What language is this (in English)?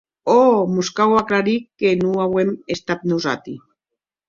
Occitan